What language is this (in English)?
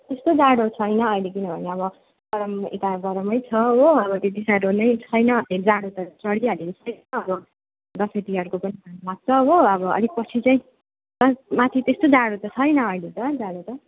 Nepali